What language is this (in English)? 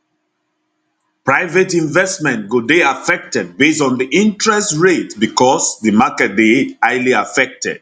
Nigerian Pidgin